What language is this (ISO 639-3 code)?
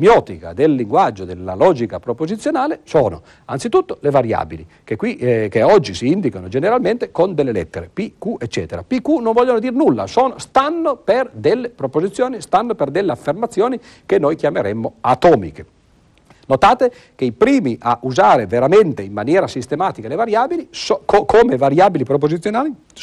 ita